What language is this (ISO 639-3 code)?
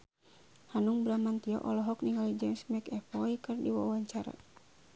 sun